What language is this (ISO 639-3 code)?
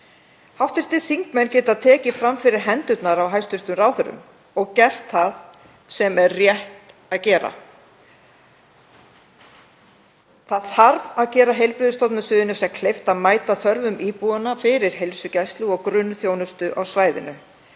isl